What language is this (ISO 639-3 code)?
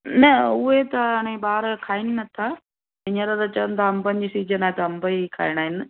snd